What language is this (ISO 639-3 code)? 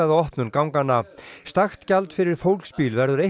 isl